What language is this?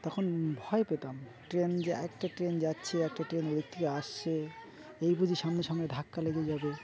Bangla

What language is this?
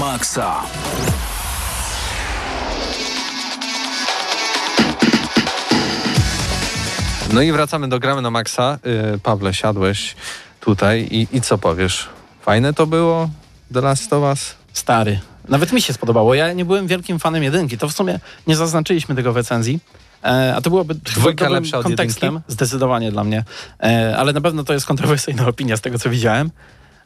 Polish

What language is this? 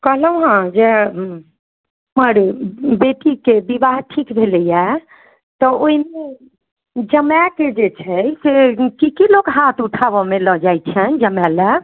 Maithili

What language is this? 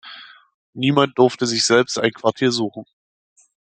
German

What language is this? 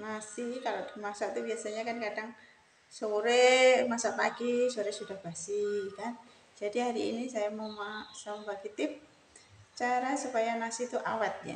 Indonesian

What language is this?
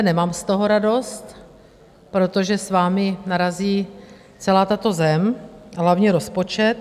Czech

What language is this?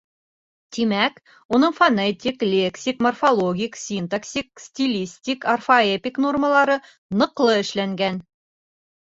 Bashkir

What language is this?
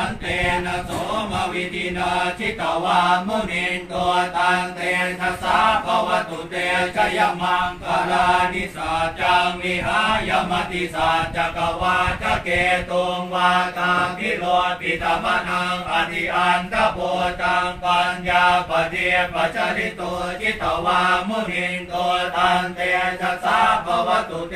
Thai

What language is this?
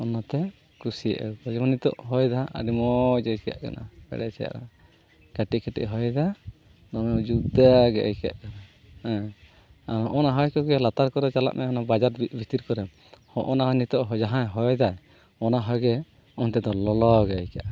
Santali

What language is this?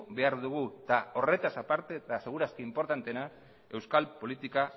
Basque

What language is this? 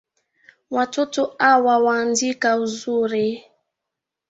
Swahili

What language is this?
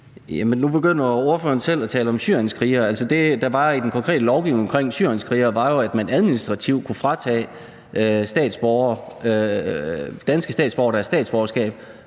Danish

